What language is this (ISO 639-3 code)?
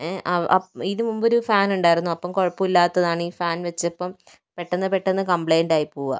mal